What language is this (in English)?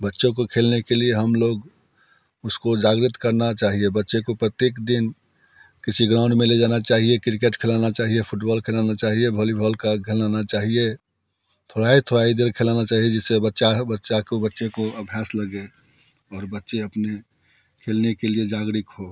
Hindi